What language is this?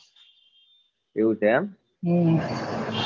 Gujarati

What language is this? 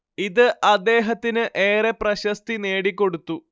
Malayalam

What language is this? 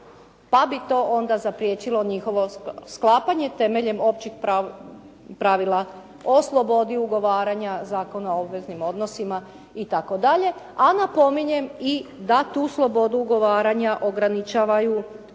Croatian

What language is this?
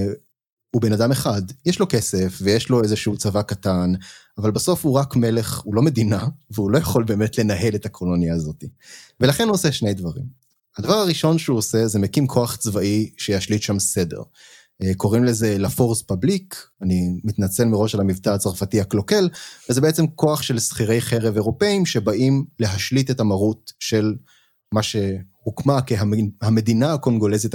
Hebrew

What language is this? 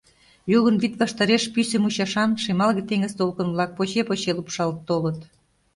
Mari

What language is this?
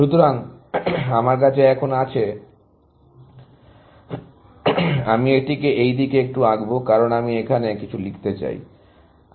Bangla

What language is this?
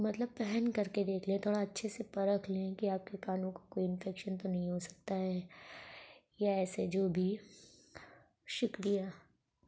Urdu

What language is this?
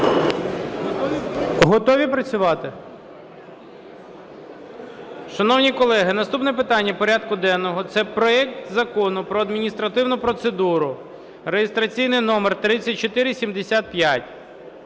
Ukrainian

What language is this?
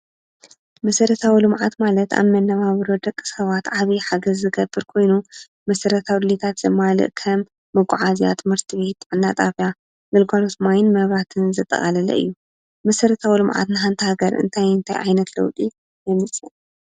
Tigrinya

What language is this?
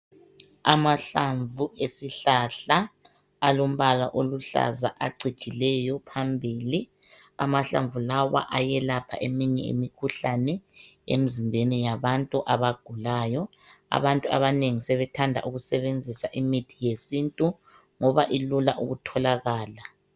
North Ndebele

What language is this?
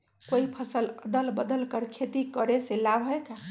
Magahi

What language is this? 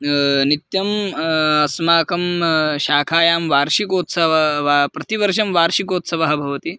Sanskrit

